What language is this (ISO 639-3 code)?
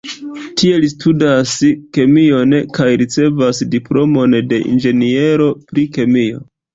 epo